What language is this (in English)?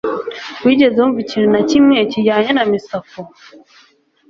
Kinyarwanda